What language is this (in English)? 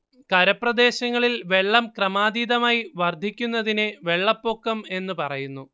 Malayalam